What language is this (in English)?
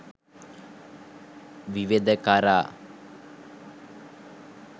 Sinhala